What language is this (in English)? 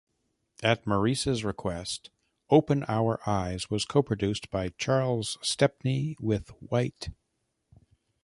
English